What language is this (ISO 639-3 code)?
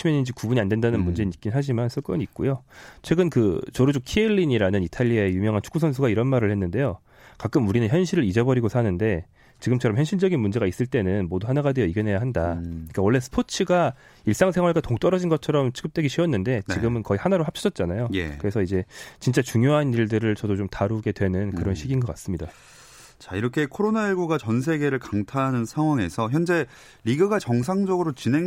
kor